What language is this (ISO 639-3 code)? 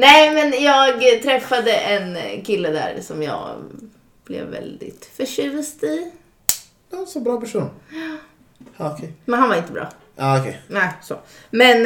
swe